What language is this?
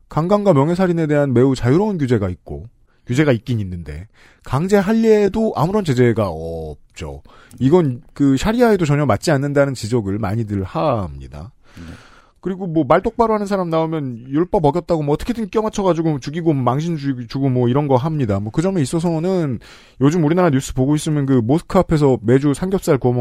Korean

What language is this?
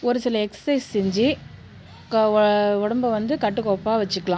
Tamil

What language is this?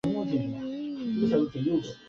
Chinese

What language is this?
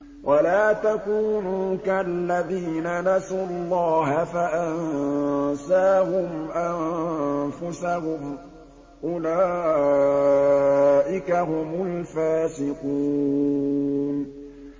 Arabic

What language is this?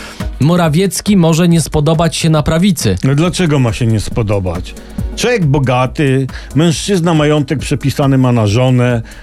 Polish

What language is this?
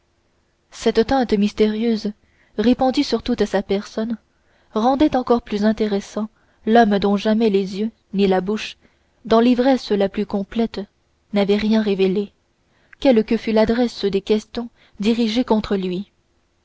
French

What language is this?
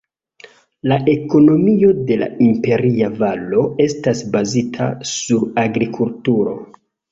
Esperanto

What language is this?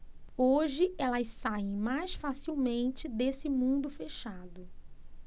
Portuguese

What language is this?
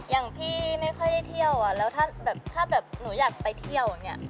Thai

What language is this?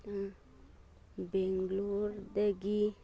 Manipuri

